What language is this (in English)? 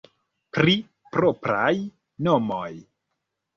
Esperanto